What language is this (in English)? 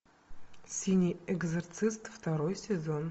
Russian